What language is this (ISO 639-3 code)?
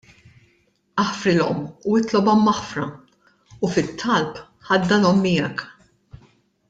mlt